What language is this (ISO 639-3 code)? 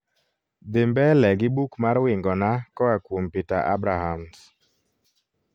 luo